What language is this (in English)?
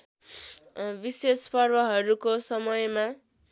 Nepali